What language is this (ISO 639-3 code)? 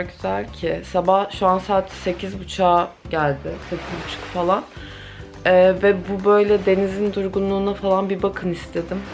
tur